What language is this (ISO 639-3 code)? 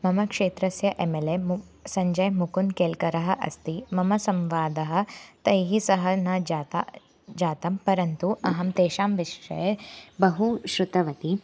san